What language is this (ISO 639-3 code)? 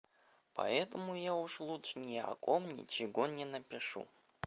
rus